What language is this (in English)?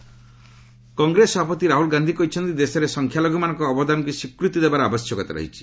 Odia